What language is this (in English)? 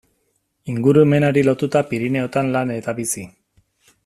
Basque